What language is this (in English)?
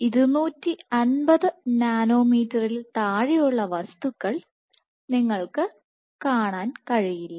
Malayalam